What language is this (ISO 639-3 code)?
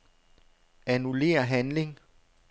dan